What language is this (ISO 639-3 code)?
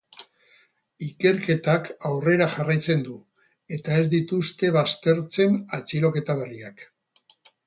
eus